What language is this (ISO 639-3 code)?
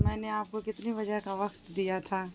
urd